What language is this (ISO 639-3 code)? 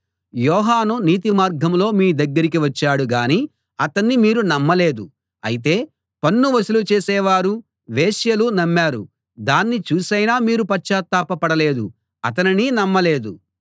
tel